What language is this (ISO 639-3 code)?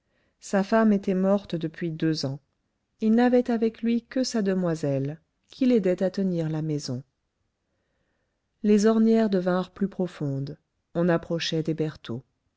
fra